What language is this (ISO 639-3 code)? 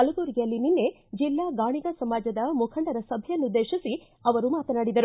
kan